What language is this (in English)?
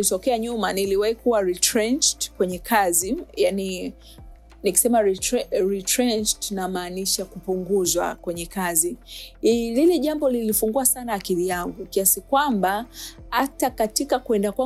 Swahili